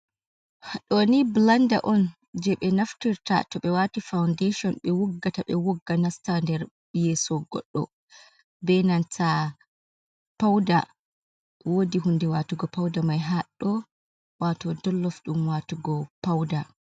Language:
Fula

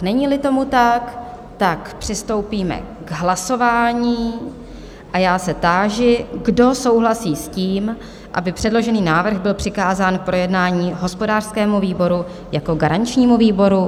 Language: Czech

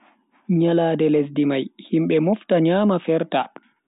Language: Bagirmi Fulfulde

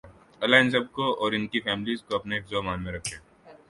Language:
Urdu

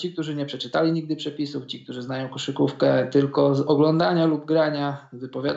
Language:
Polish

